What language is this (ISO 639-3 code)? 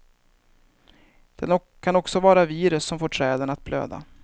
swe